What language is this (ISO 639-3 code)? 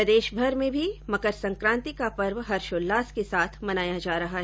hin